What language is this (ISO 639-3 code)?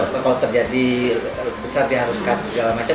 ind